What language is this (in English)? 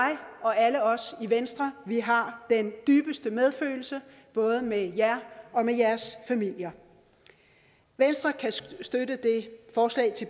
Danish